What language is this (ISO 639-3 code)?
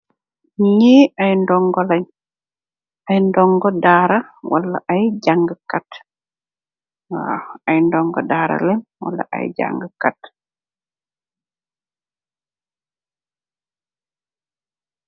wol